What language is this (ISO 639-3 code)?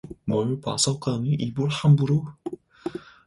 kor